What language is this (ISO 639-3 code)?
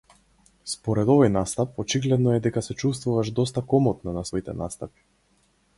mkd